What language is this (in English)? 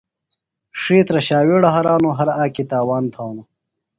Phalura